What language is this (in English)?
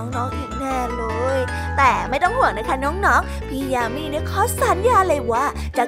Thai